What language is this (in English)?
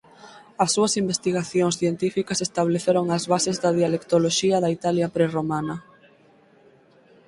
Galician